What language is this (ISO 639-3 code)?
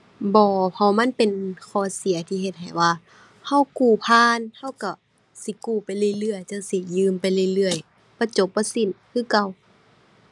tha